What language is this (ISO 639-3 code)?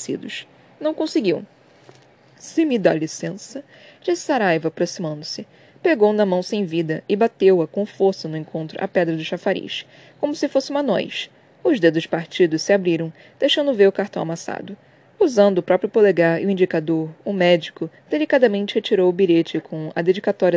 por